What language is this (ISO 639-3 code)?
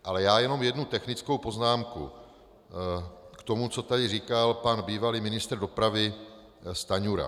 ces